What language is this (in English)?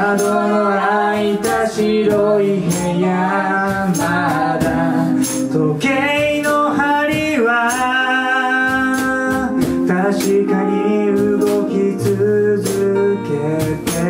Korean